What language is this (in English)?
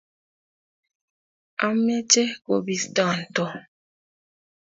Kalenjin